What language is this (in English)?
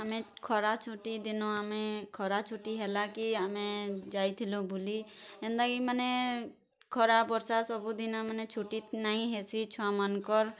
Odia